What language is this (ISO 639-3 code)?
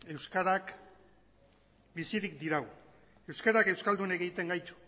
eus